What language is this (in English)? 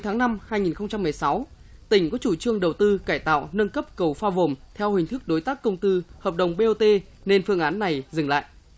Vietnamese